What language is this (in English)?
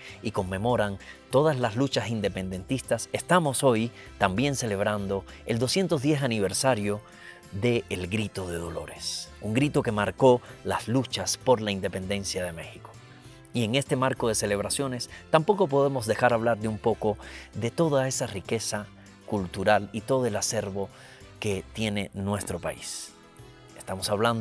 Spanish